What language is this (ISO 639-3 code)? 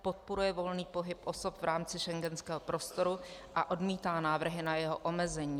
ces